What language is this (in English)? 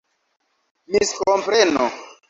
Esperanto